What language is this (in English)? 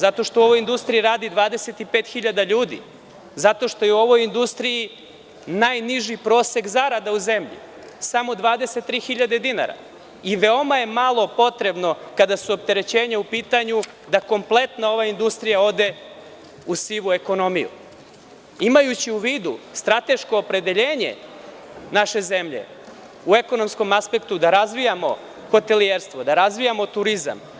Serbian